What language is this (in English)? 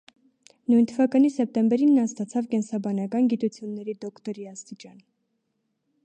Armenian